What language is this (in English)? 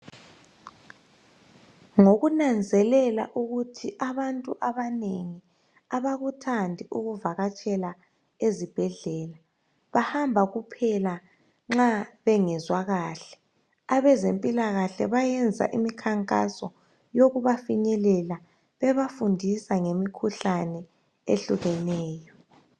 North Ndebele